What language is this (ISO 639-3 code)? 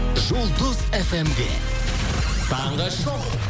kaz